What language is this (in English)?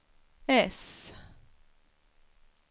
Swedish